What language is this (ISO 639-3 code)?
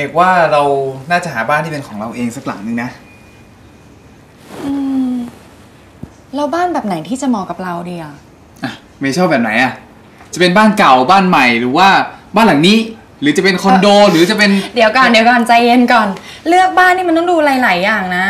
tha